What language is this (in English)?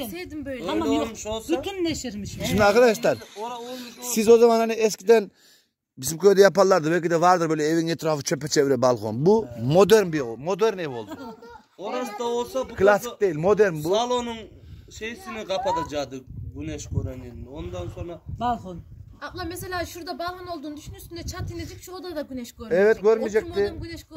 Turkish